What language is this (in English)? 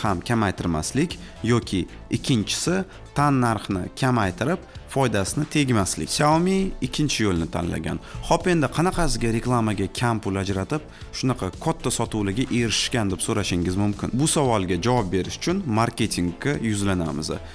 Turkish